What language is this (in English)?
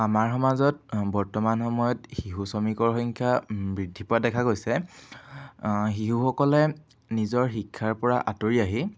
Assamese